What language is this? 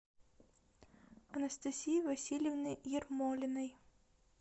Russian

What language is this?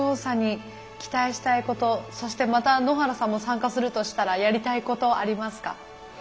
Japanese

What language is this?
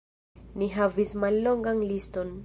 Esperanto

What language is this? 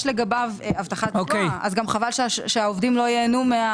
Hebrew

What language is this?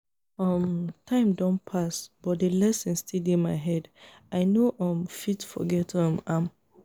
Nigerian Pidgin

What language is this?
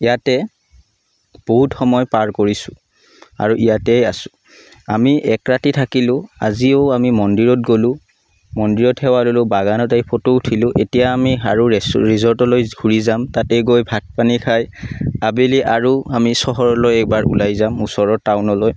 Assamese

